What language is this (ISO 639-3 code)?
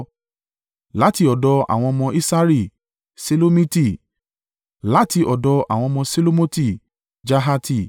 yor